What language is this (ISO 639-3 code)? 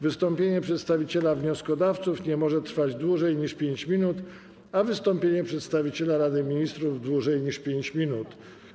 pol